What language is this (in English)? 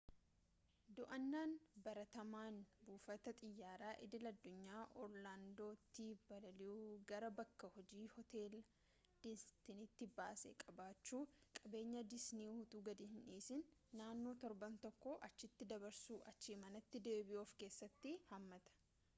Oromo